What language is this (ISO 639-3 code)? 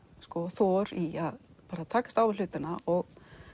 isl